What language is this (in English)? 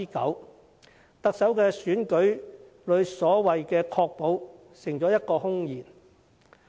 Cantonese